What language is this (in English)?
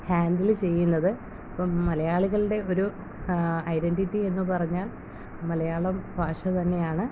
Malayalam